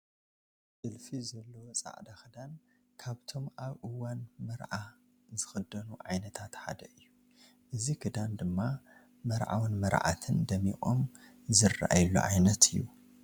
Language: Tigrinya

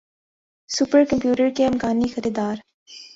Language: Urdu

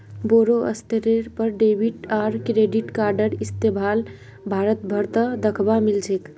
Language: Magahi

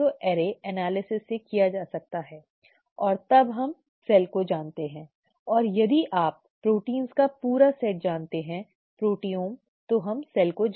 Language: Hindi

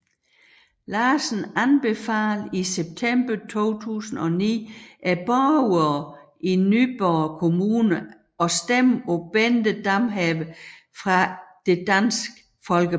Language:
Danish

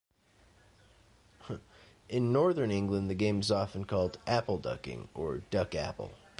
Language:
English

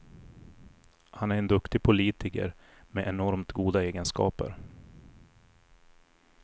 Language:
Swedish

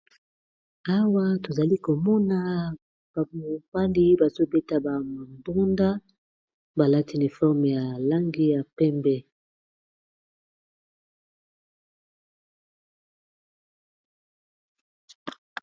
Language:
Lingala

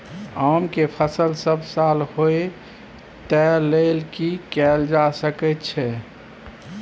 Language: Maithili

